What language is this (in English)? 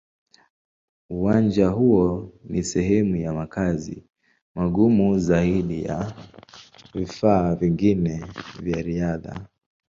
Swahili